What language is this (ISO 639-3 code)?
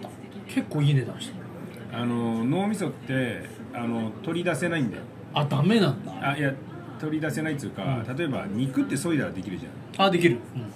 jpn